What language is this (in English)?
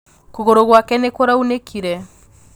Kikuyu